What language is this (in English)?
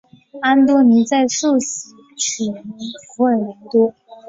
Chinese